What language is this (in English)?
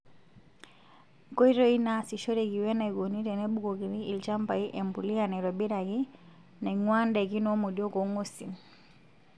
Masai